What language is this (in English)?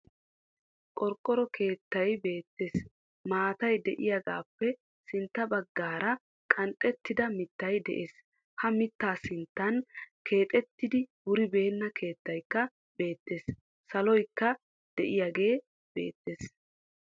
Wolaytta